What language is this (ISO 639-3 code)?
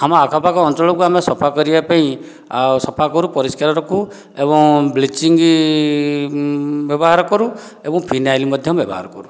ori